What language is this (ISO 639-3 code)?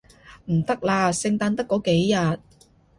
yue